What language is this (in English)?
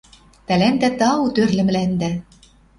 Western Mari